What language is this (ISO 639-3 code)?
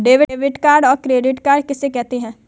hin